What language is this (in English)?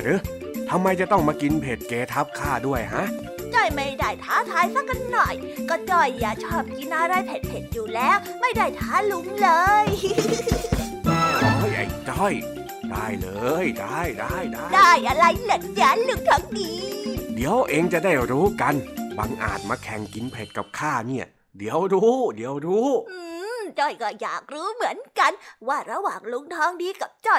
Thai